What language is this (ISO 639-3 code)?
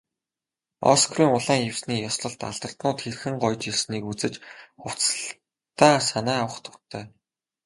mon